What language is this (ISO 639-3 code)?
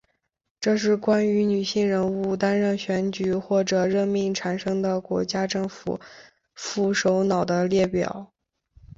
zho